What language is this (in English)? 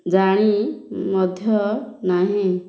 Odia